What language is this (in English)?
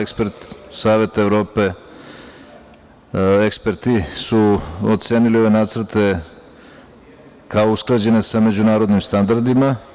Serbian